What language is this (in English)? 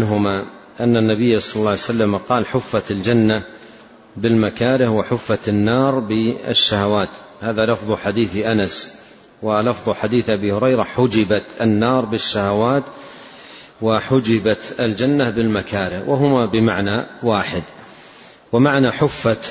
Arabic